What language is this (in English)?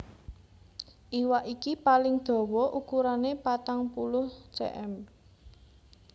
Javanese